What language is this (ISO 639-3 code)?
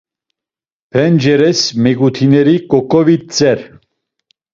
lzz